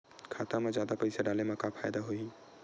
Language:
Chhattisgarhi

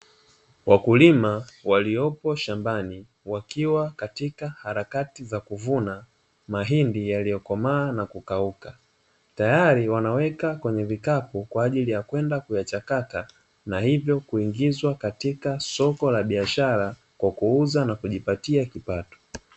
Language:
Swahili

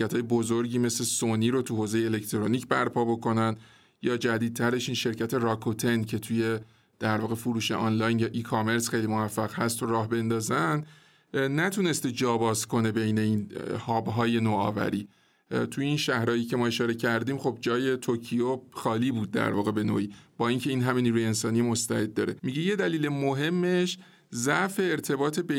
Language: Persian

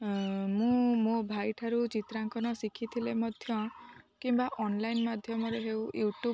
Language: Odia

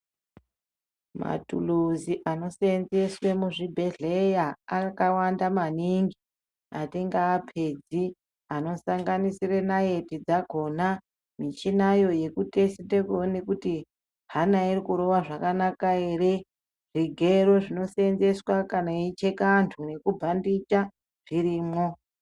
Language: Ndau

